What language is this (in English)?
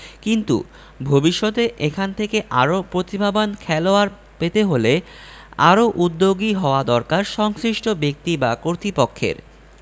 Bangla